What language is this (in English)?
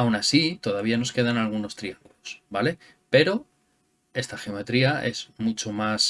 Spanish